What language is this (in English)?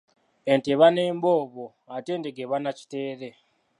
Ganda